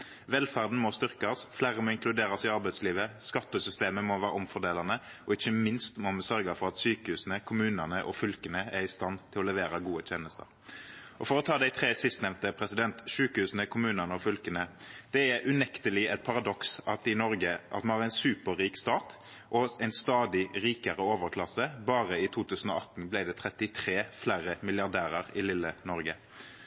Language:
Norwegian Nynorsk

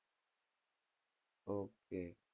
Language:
Gujarati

